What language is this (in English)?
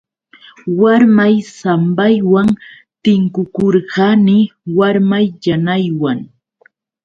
Yauyos Quechua